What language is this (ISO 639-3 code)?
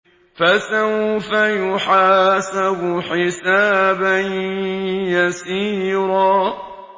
ara